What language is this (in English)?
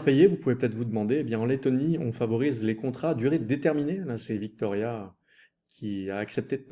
French